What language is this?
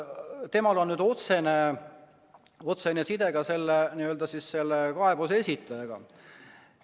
Estonian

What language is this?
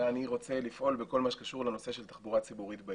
Hebrew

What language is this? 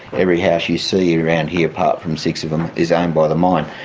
English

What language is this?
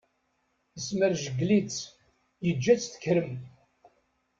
Kabyle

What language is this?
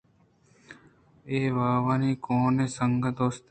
Eastern Balochi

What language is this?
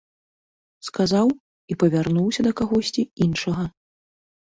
Belarusian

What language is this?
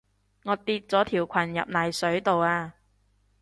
Cantonese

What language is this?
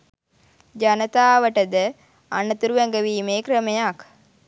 Sinhala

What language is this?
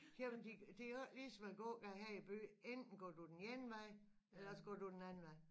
Danish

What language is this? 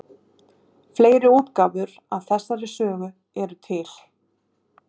Icelandic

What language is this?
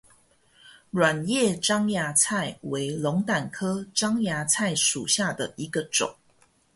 Chinese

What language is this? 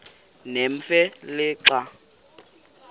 Xhosa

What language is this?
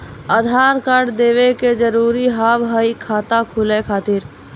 Maithili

